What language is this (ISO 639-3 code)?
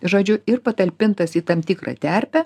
lit